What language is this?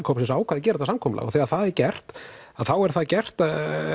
Icelandic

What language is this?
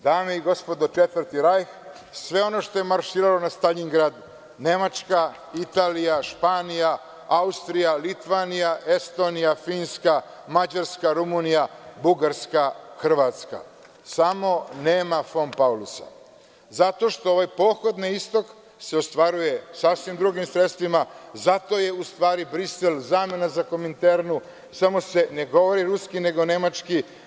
Serbian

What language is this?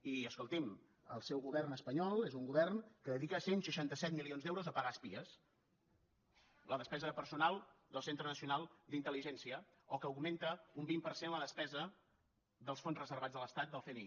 Catalan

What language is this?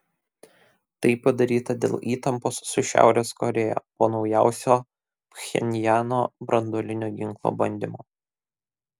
Lithuanian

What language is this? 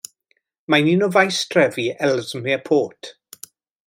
Welsh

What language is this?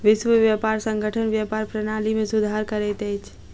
Maithili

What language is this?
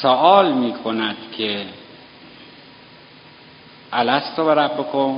Persian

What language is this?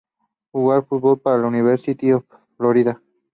Spanish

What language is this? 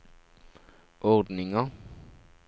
Norwegian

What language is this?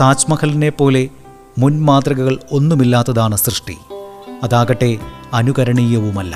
Malayalam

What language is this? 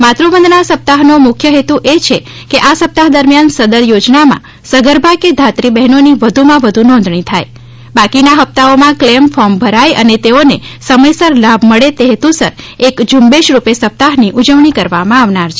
Gujarati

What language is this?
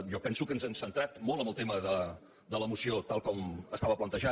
Catalan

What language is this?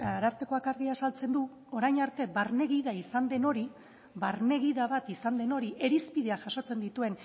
Basque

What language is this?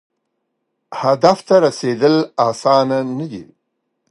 Pashto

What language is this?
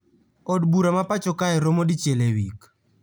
Luo (Kenya and Tanzania)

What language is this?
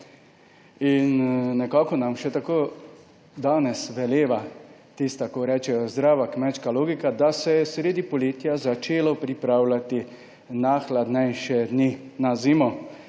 Slovenian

